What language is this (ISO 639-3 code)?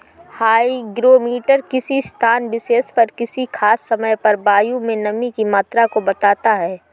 hin